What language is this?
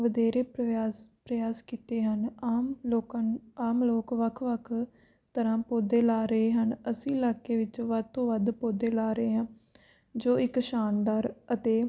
Punjabi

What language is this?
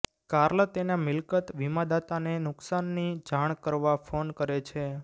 Gujarati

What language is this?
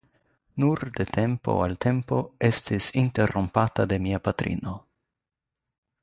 Esperanto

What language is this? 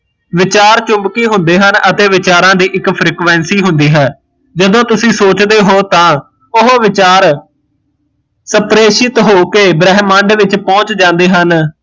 Punjabi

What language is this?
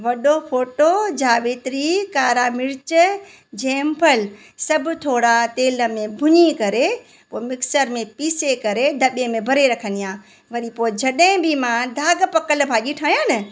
Sindhi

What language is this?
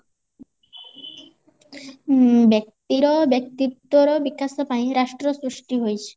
Odia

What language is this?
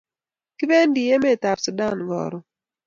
Kalenjin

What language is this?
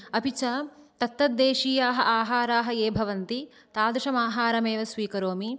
Sanskrit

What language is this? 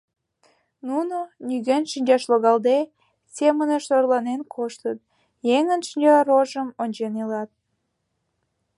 Mari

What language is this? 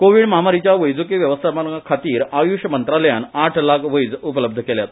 Konkani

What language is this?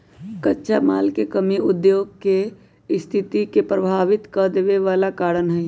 Magahi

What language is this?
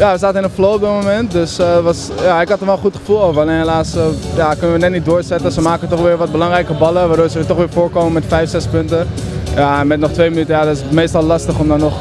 Dutch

